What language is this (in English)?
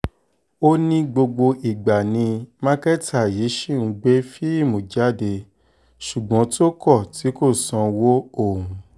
Yoruba